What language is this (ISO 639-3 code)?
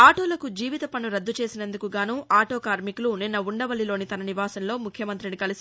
tel